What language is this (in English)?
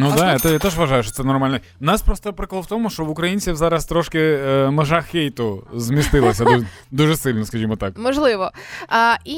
Ukrainian